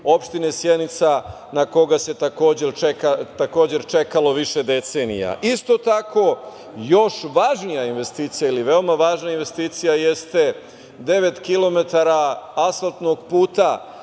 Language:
Serbian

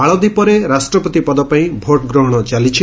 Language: Odia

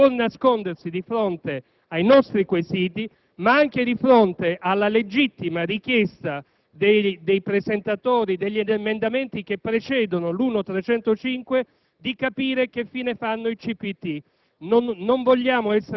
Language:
Italian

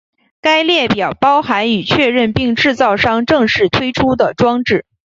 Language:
Chinese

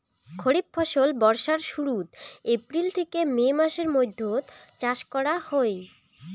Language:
Bangla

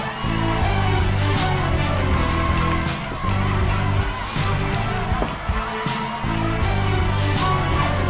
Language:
Thai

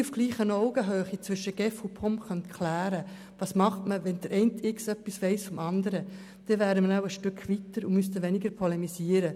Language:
Swiss German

